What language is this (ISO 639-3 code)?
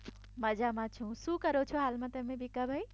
guj